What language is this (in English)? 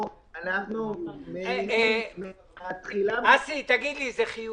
Hebrew